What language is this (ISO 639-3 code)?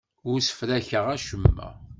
kab